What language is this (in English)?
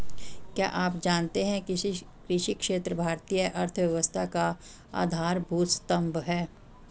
Hindi